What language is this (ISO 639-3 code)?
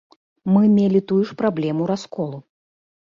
bel